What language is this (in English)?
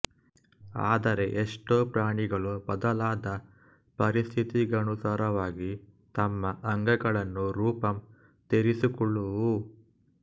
Kannada